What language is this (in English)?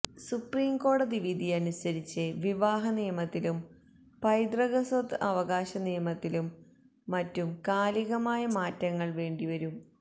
Malayalam